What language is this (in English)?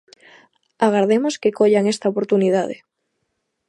Galician